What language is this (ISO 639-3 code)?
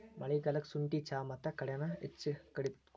kan